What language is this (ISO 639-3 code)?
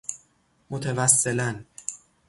fas